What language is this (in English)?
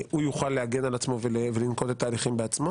Hebrew